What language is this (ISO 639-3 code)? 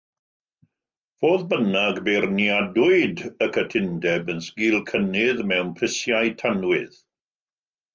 cym